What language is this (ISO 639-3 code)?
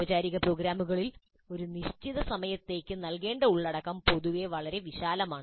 mal